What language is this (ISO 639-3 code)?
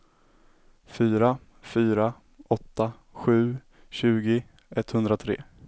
swe